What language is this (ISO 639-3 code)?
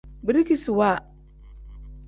kdh